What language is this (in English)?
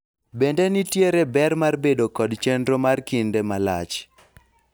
Luo (Kenya and Tanzania)